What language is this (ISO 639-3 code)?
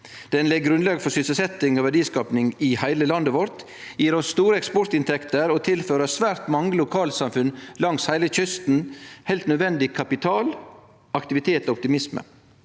nor